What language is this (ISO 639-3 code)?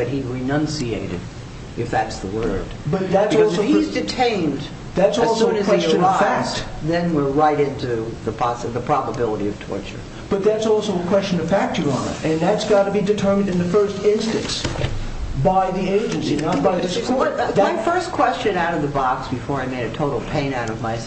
eng